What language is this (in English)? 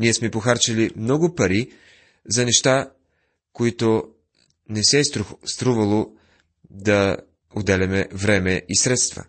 Bulgarian